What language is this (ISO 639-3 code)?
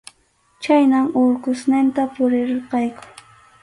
qxu